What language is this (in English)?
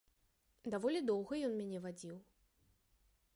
Belarusian